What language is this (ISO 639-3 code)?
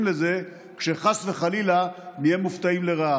heb